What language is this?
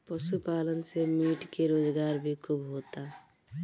Bhojpuri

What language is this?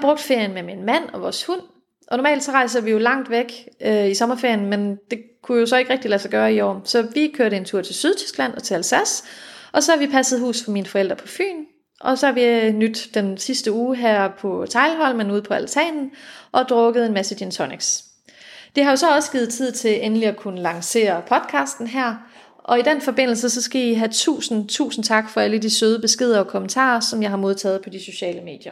Danish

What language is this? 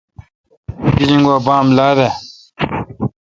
Kalkoti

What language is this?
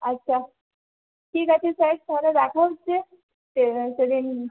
Bangla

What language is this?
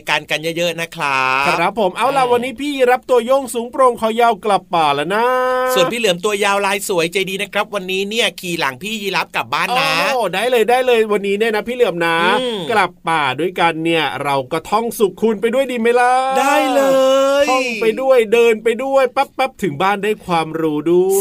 Thai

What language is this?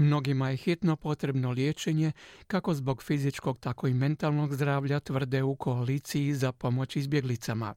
Croatian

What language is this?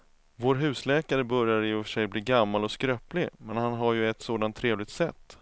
Swedish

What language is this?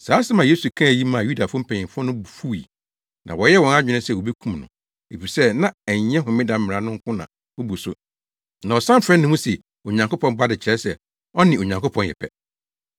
Akan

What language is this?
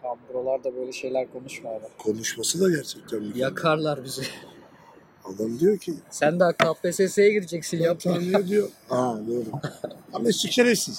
Turkish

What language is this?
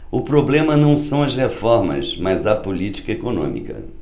Portuguese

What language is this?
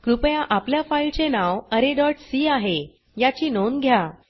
Marathi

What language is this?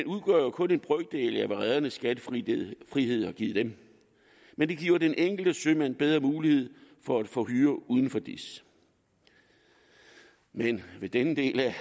Danish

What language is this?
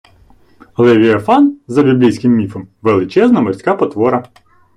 Ukrainian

